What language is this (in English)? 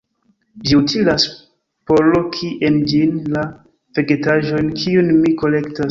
Esperanto